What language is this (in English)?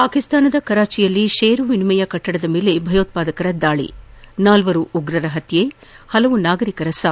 Kannada